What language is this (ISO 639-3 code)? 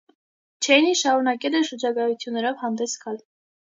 hye